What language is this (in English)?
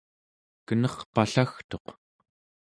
Central Yupik